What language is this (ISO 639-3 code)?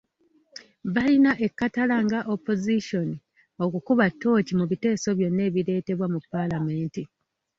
lug